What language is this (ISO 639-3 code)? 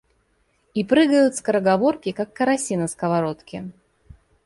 rus